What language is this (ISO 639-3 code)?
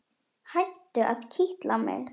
isl